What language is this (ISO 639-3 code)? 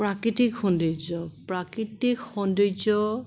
asm